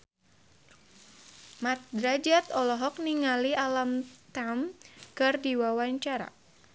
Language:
Sundanese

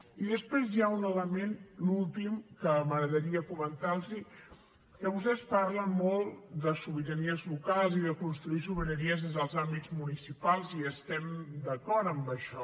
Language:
Catalan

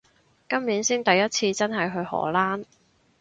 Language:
Cantonese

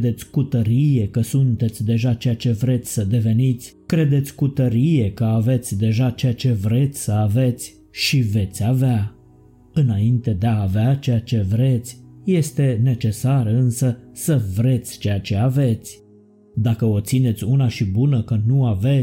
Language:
Romanian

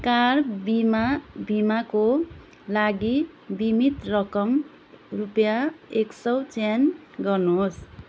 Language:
Nepali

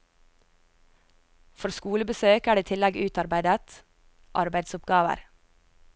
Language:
Norwegian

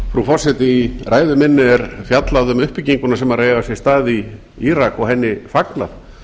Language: Icelandic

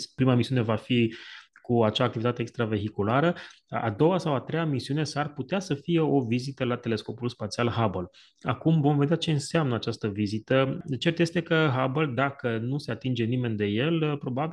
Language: Romanian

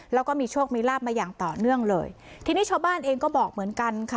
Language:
Thai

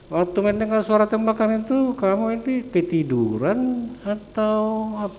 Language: Indonesian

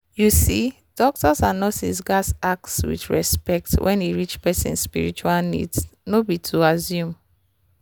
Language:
Nigerian Pidgin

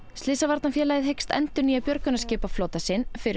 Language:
Icelandic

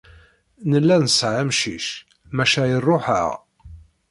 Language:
Kabyle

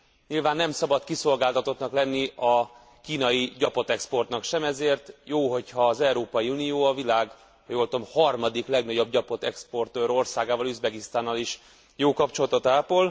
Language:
Hungarian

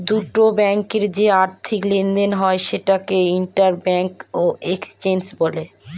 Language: Bangla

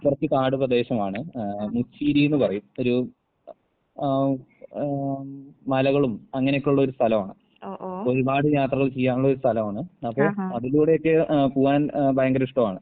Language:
Malayalam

